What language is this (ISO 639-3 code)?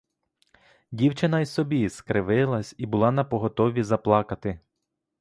ukr